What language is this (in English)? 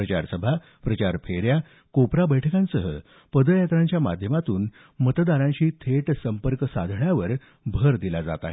Marathi